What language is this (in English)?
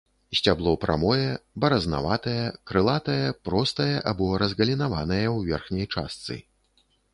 Belarusian